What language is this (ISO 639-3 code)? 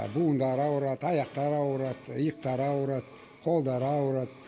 kaz